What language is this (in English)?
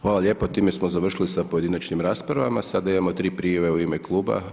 Croatian